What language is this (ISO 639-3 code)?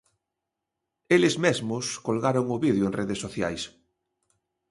glg